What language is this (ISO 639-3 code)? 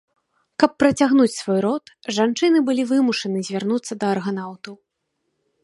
bel